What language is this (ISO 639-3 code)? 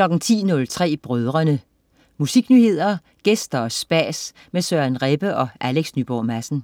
dan